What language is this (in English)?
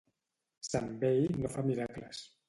Catalan